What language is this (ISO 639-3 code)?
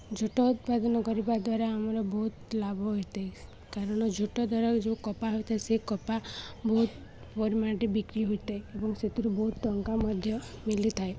ori